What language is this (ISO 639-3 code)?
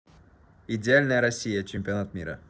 rus